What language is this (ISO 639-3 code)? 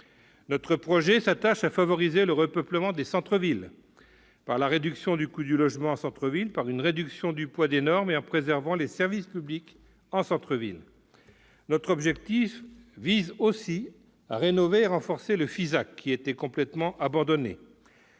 fra